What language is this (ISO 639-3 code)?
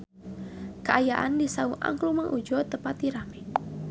sun